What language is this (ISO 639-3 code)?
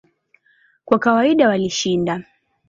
swa